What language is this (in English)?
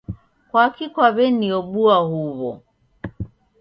Taita